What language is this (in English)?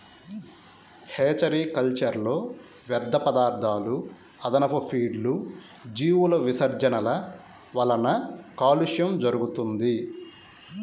Telugu